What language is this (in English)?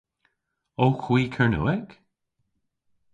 Cornish